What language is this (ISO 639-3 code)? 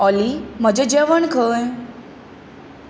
kok